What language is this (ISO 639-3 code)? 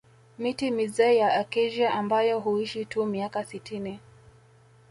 swa